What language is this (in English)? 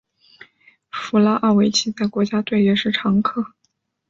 Chinese